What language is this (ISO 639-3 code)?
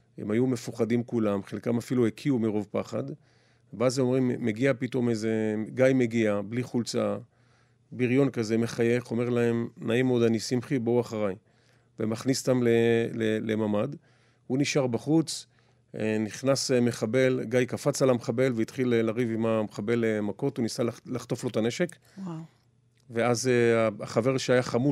heb